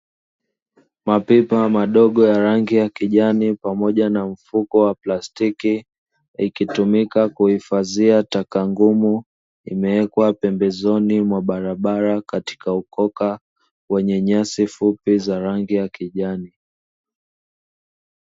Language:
Swahili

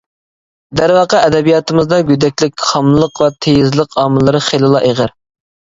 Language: Uyghur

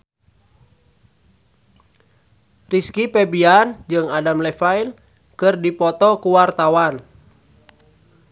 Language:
Sundanese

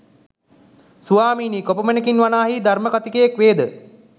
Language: Sinhala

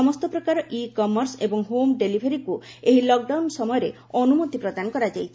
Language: Odia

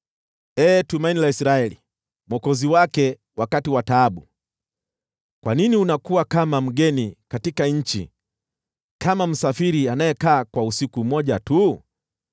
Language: Swahili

